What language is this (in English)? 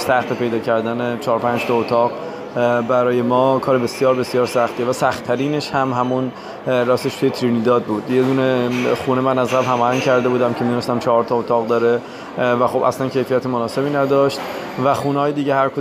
Persian